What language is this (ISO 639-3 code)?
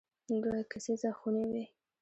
pus